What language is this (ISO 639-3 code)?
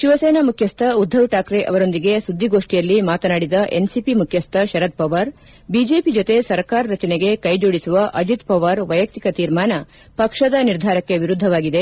kan